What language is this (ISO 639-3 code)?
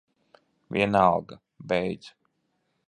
lav